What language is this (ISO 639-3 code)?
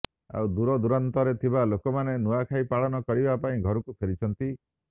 ori